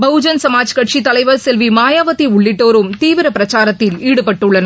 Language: Tamil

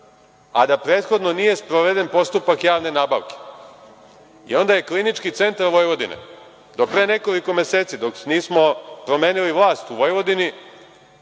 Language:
Serbian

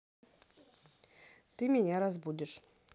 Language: Russian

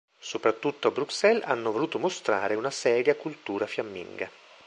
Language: Italian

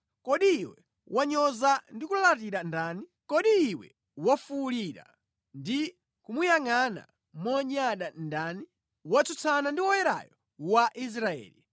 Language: Nyanja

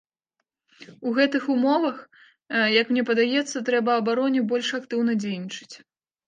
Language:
Belarusian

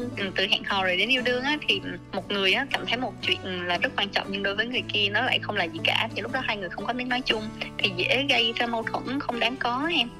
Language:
Vietnamese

